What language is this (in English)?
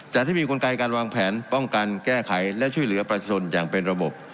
Thai